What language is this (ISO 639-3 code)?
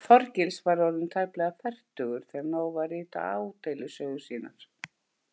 isl